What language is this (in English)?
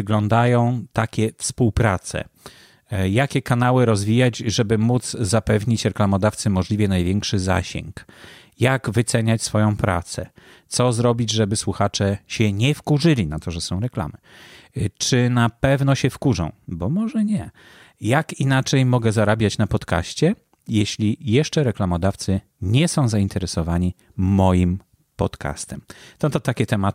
Polish